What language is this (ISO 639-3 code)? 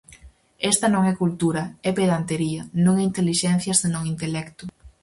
glg